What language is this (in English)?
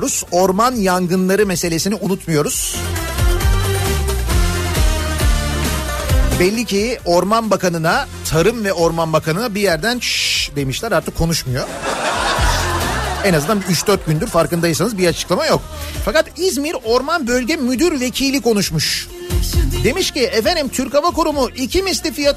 Turkish